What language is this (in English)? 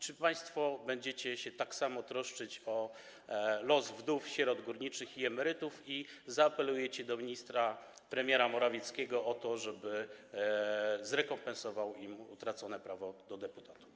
Polish